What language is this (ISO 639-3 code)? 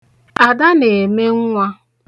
ibo